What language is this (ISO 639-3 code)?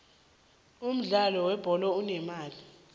nbl